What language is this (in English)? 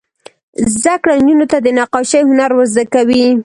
Pashto